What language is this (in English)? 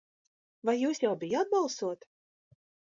Latvian